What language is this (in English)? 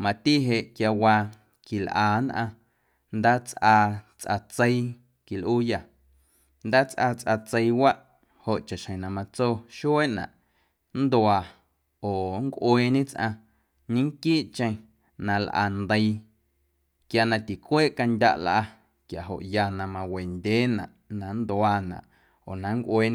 Guerrero Amuzgo